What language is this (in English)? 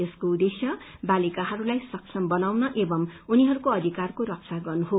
Nepali